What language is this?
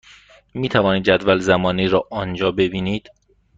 Persian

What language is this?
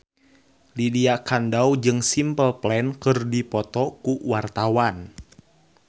Sundanese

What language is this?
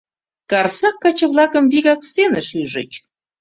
Mari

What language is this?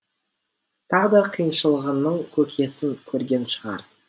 Kazakh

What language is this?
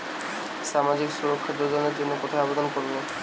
Bangla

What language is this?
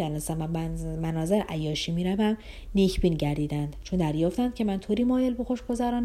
Persian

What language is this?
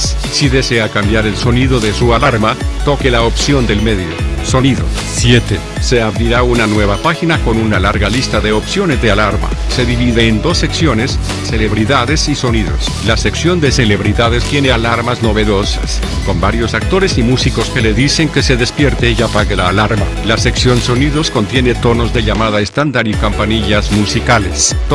Spanish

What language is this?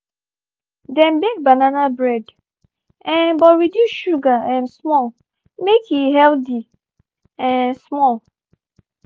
Nigerian Pidgin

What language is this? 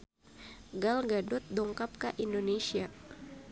Sundanese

